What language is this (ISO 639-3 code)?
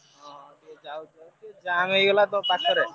ori